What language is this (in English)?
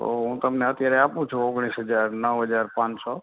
Gujarati